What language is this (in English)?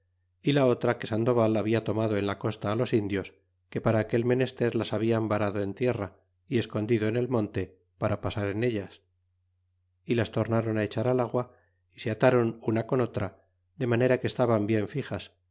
Spanish